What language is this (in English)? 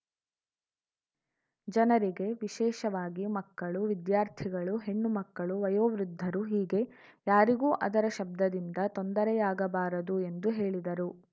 Kannada